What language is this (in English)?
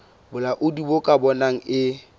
Southern Sotho